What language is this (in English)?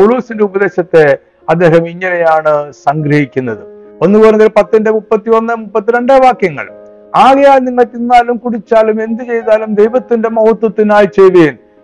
Malayalam